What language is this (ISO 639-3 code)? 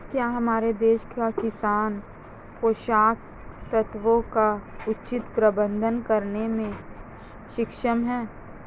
hin